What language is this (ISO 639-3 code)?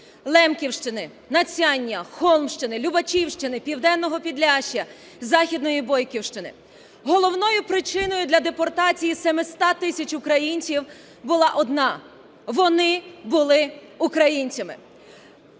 ukr